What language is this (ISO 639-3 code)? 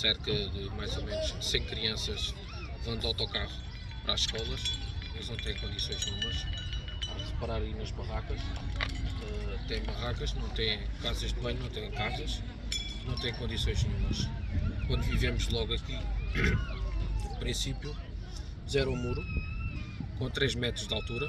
por